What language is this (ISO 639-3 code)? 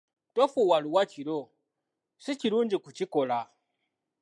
lug